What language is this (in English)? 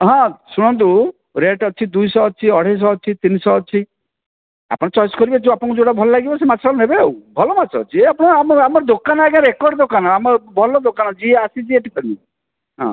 Odia